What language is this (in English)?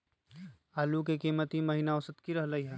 Magahi